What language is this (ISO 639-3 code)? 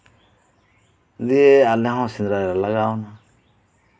sat